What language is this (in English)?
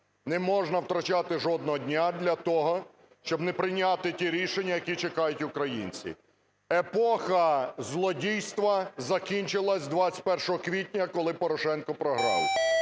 Ukrainian